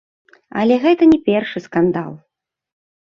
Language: Belarusian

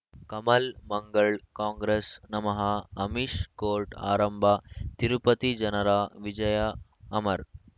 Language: Kannada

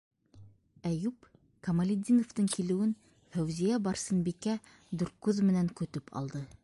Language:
Bashkir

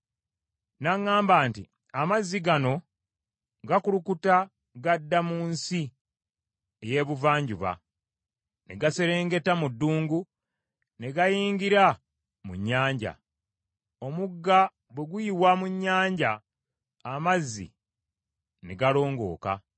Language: Ganda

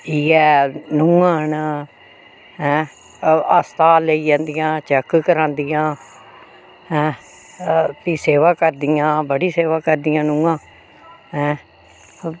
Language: Dogri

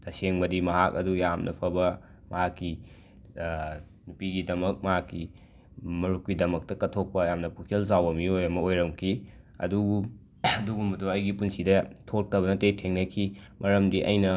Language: Manipuri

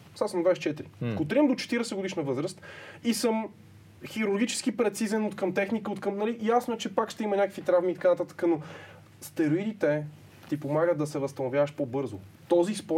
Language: Bulgarian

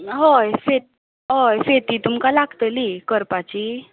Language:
Konkani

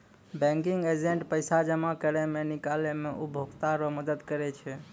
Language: Maithili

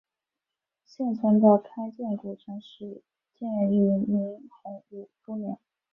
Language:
Chinese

